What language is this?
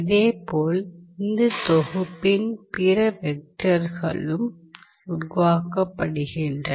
Tamil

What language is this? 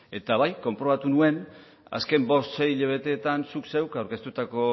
Basque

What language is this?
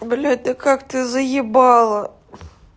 Russian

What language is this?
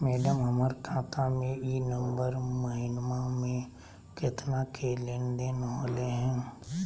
Magahi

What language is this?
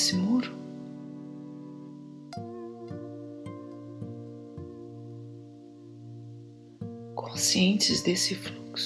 Portuguese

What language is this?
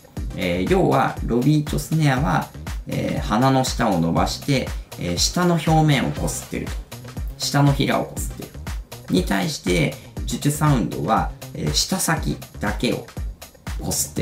Japanese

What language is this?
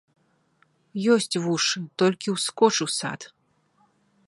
Belarusian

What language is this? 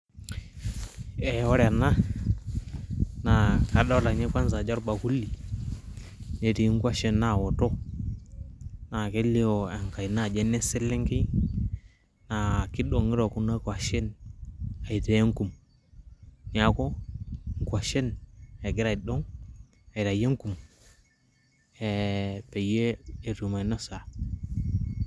Masai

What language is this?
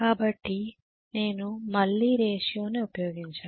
Telugu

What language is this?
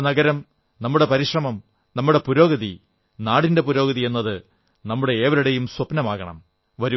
Malayalam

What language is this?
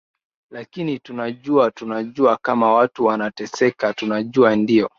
Swahili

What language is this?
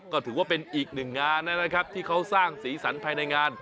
Thai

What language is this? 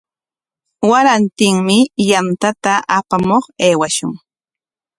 Corongo Ancash Quechua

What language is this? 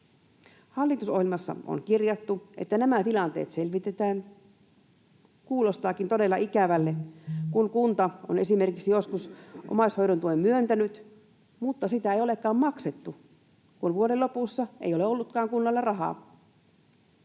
Finnish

